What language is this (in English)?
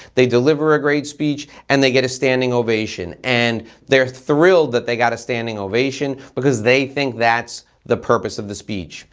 English